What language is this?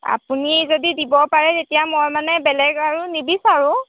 Assamese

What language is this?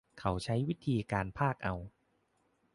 Thai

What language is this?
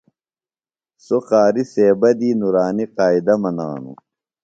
Phalura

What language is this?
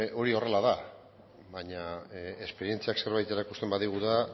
Basque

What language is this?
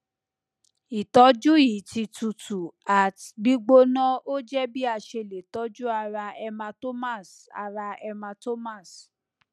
Yoruba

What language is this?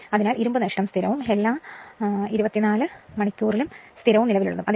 Malayalam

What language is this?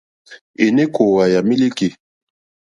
Mokpwe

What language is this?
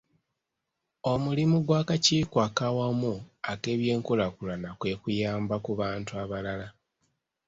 Ganda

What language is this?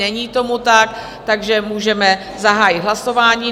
Czech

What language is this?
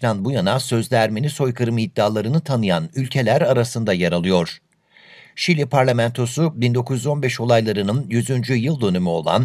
Turkish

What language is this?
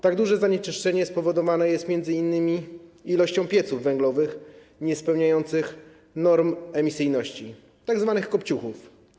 Polish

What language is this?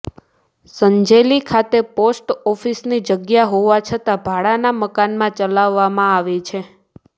Gujarati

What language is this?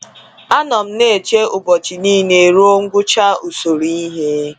Igbo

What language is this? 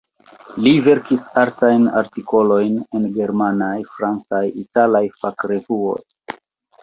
Esperanto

